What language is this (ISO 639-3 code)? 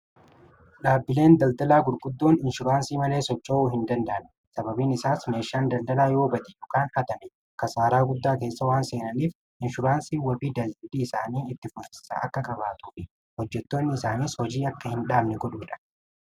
orm